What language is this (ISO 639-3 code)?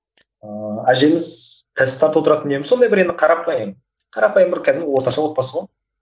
kaz